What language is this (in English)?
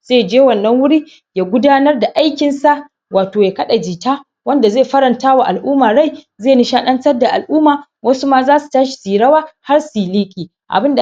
Hausa